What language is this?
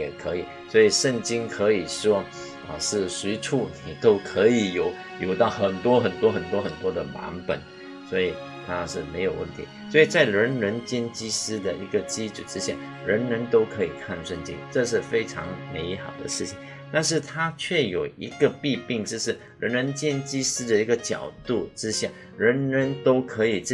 Chinese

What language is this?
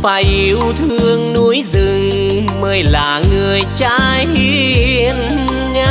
Vietnamese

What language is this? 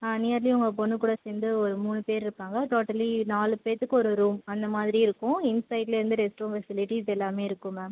Tamil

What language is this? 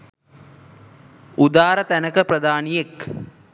Sinhala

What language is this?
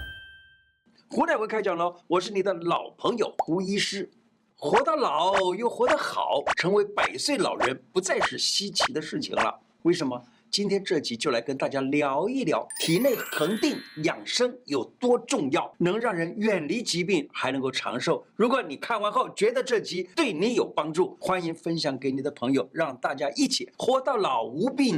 Chinese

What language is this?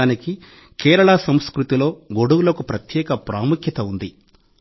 Telugu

